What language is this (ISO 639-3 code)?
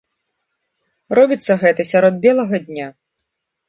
bel